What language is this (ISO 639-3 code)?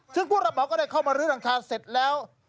tha